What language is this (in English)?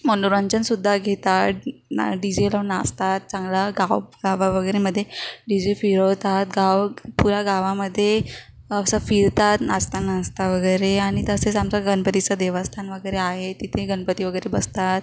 Marathi